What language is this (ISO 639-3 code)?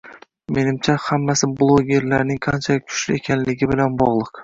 uzb